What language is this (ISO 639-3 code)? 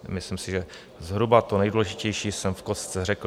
ces